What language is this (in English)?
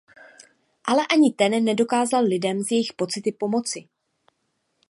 Czech